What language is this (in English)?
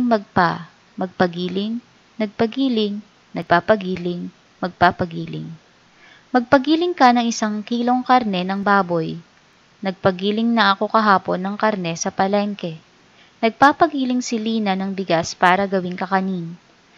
Filipino